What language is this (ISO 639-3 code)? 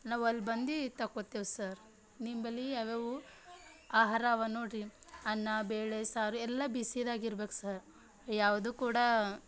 kan